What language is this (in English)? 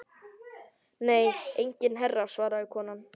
Icelandic